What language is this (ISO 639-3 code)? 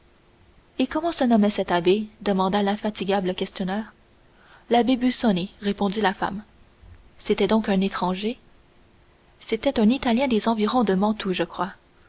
fra